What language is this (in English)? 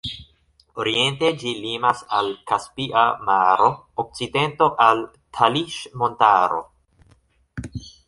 Esperanto